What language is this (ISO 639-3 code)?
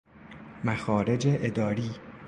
fas